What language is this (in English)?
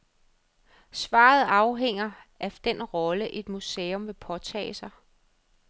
Danish